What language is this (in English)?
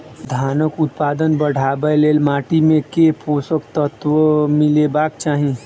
Maithili